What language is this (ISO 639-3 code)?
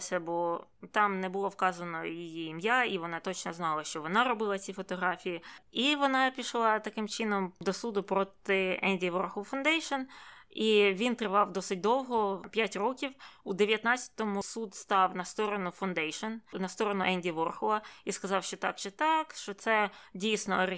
ukr